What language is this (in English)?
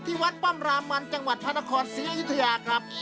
Thai